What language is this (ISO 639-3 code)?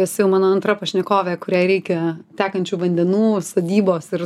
lit